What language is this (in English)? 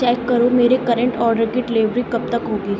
Urdu